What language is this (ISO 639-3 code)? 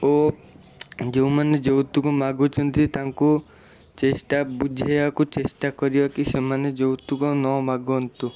ori